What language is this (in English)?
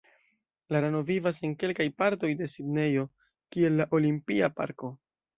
Esperanto